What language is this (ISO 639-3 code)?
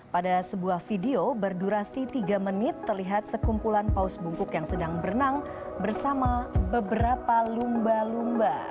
ind